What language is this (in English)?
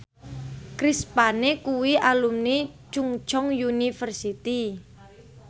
Javanese